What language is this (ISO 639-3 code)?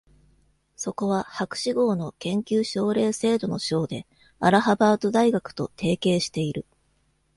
jpn